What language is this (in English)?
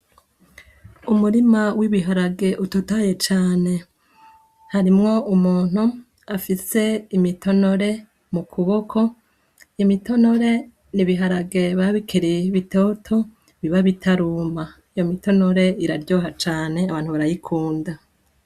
Rundi